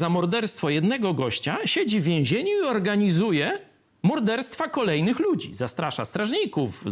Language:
Polish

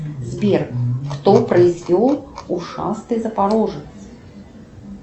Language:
Russian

